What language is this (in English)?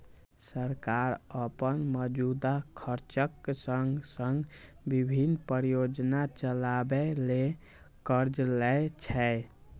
Maithili